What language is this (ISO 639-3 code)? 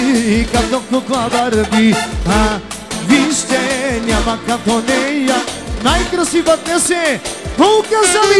bul